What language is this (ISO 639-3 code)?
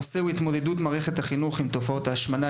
heb